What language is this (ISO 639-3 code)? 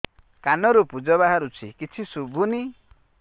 ori